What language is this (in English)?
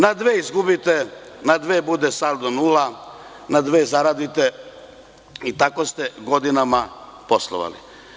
Serbian